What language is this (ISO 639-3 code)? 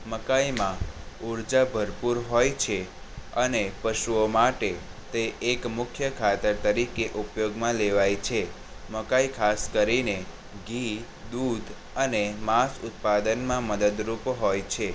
guj